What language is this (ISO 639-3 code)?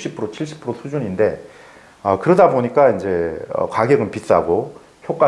kor